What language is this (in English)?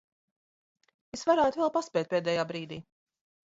Latvian